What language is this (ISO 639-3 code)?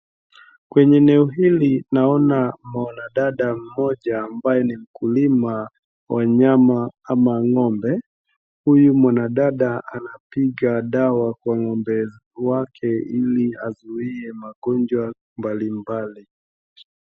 swa